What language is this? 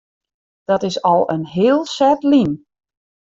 Western Frisian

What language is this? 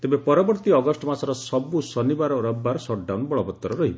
Odia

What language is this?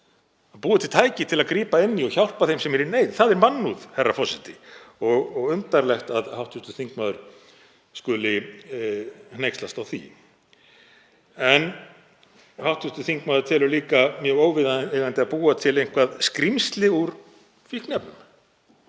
Icelandic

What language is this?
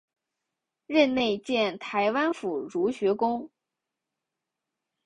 Chinese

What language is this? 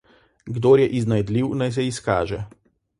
Slovenian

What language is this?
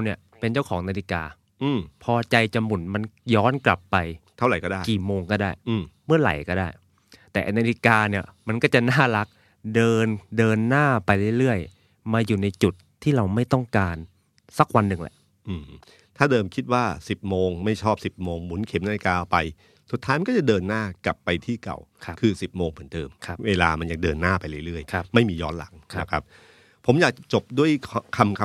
Thai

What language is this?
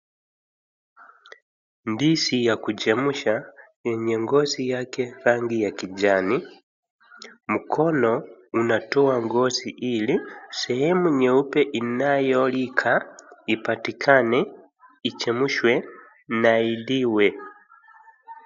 Swahili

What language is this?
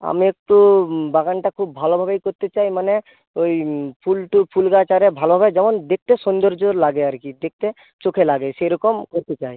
Bangla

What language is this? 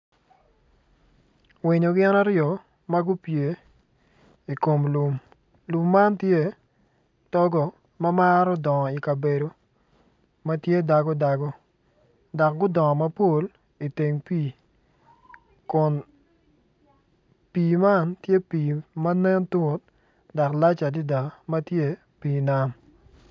Acoli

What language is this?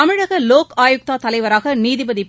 Tamil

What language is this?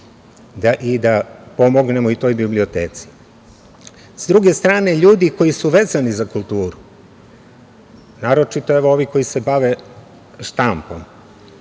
Serbian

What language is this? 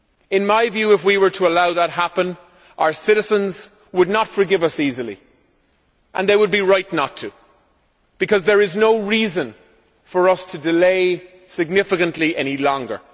English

